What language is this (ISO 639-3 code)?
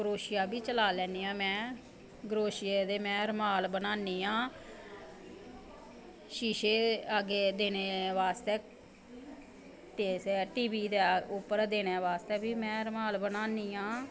doi